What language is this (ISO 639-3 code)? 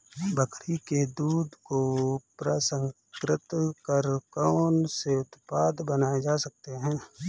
hin